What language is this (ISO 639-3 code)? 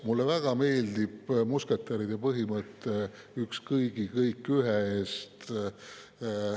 est